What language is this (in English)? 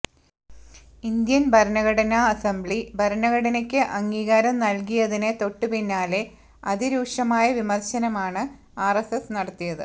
Malayalam